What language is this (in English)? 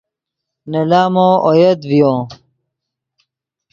Yidgha